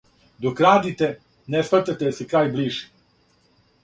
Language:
Serbian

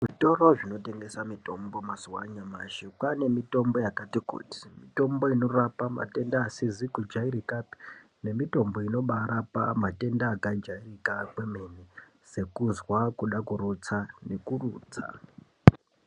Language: Ndau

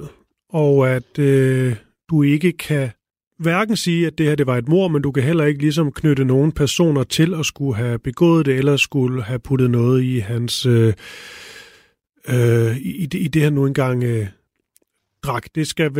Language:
Danish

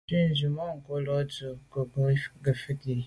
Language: Medumba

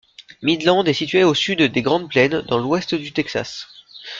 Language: French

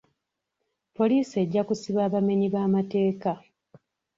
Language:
Ganda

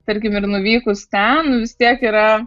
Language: Lithuanian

